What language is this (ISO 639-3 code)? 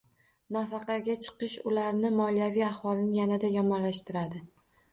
uzb